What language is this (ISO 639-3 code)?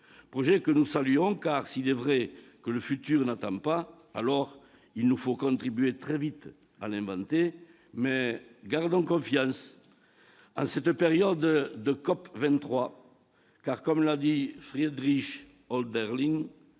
fra